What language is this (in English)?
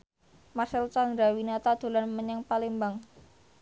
Javanese